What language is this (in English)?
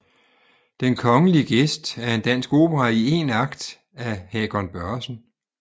Danish